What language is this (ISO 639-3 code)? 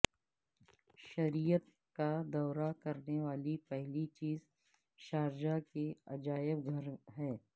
urd